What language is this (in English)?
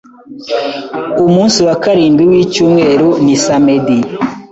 Kinyarwanda